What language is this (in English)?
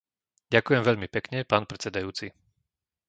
Slovak